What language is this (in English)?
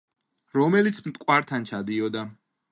Georgian